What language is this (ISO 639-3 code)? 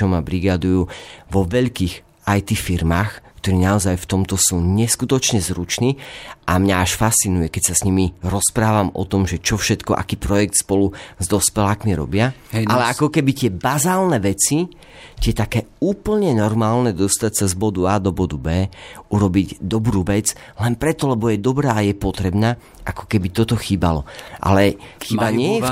slk